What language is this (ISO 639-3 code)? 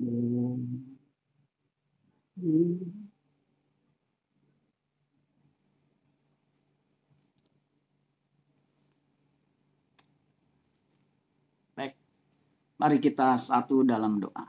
ind